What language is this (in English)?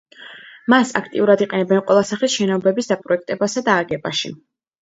Georgian